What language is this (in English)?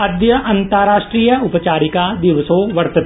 Sanskrit